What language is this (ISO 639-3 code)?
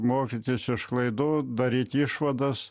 lit